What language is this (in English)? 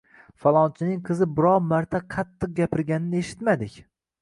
Uzbek